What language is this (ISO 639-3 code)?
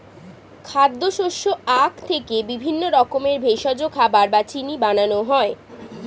ben